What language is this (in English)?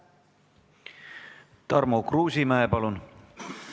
Estonian